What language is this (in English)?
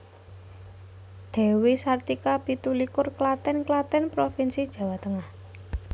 Javanese